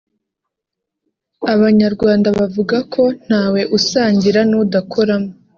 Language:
Kinyarwanda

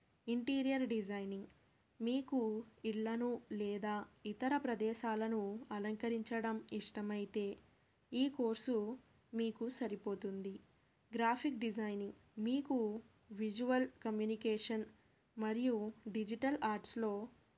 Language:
Telugu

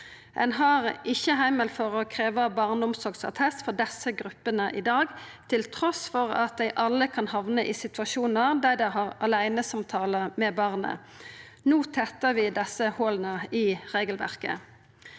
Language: Norwegian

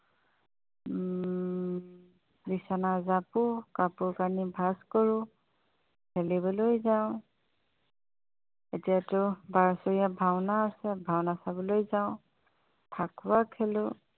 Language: Assamese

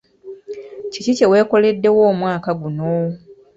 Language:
Ganda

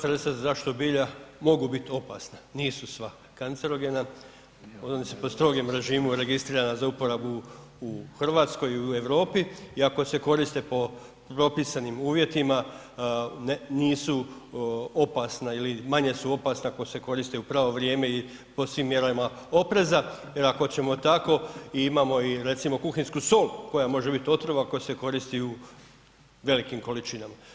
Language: Croatian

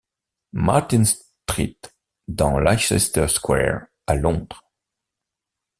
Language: French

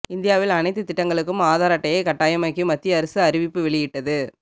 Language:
Tamil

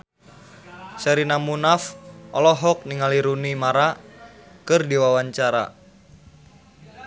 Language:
Sundanese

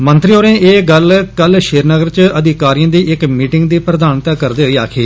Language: Dogri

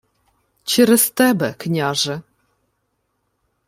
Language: Ukrainian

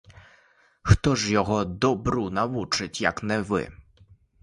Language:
Ukrainian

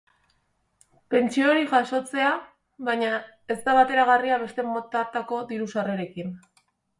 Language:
Basque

